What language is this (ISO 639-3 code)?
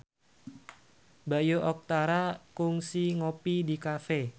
sun